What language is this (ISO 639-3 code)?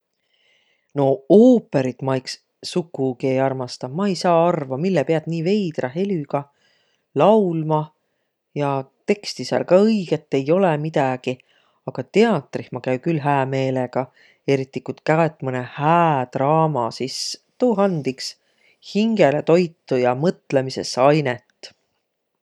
vro